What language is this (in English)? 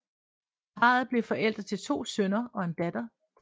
Danish